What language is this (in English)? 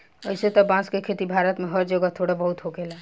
Bhojpuri